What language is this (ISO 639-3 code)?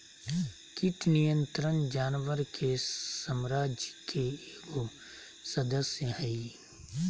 mag